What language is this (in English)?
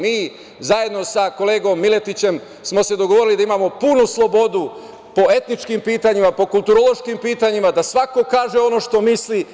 Serbian